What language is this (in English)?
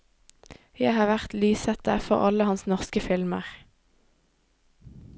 Norwegian